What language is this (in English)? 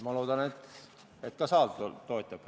Estonian